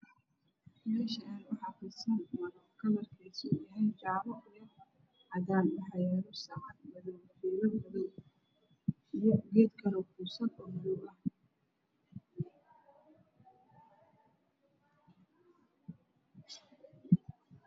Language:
Somali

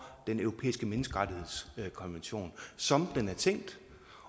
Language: Danish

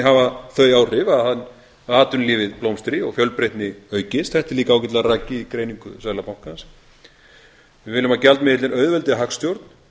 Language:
Icelandic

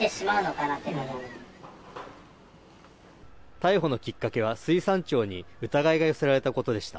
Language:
Japanese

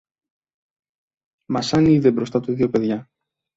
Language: Greek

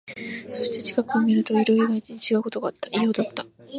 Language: Japanese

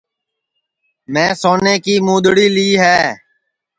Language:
Sansi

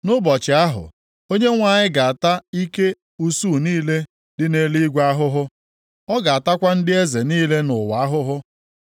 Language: Igbo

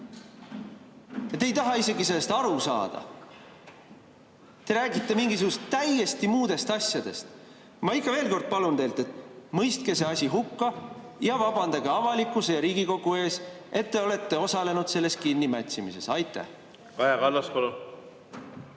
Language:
Estonian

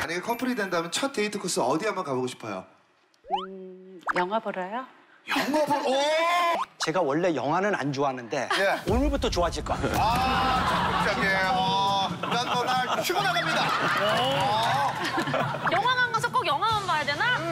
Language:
Korean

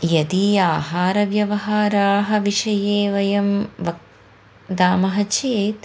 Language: Sanskrit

